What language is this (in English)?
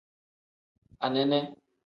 Tem